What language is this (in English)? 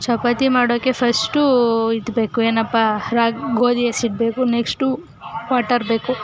Kannada